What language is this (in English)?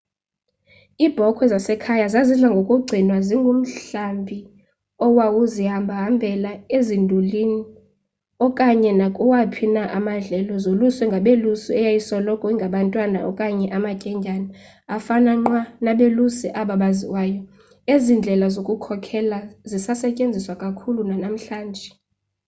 Xhosa